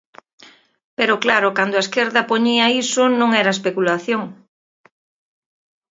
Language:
Galician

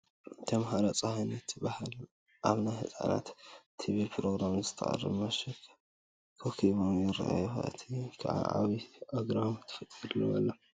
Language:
Tigrinya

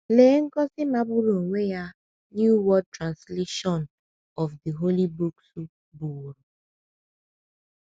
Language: Igbo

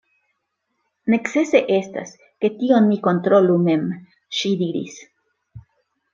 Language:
Esperanto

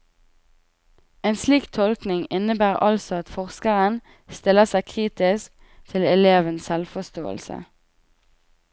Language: Norwegian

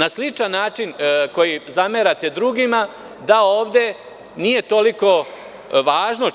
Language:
Serbian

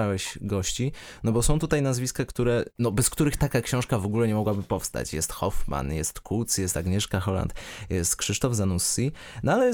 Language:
Polish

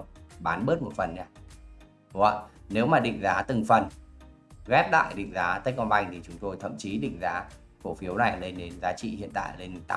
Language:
Vietnamese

